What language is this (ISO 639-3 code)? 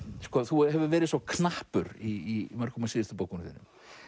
isl